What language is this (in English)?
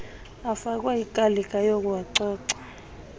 Xhosa